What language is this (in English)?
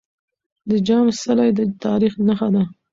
Pashto